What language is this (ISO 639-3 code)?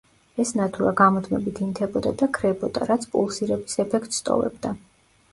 kat